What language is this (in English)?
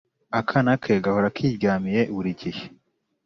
Kinyarwanda